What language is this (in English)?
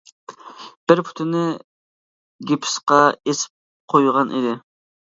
Uyghur